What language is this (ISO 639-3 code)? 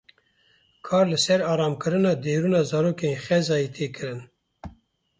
kur